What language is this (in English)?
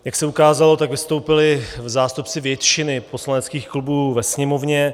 Czech